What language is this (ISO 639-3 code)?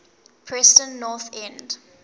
eng